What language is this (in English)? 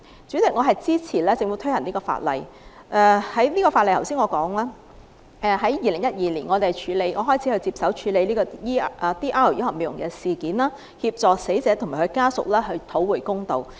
Cantonese